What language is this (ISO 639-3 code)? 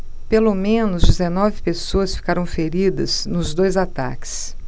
por